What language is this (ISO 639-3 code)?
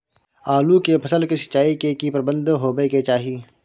mai